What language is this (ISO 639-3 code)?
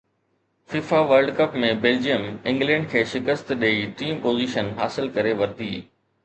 snd